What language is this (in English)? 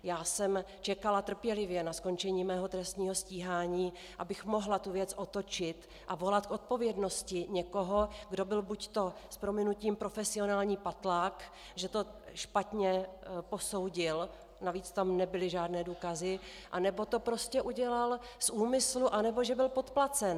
Czech